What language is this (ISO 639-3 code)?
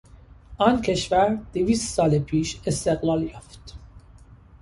fas